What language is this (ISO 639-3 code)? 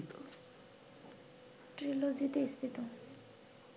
ben